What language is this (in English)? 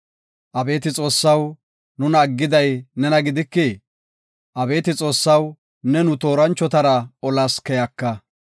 Gofa